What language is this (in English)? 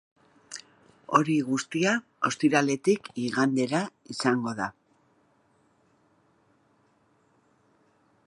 Basque